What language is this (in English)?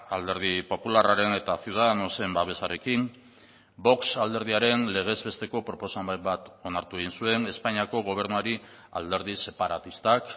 Basque